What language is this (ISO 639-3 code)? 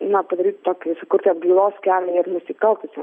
lit